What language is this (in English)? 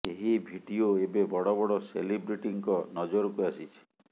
Odia